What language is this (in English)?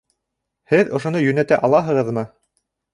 Bashkir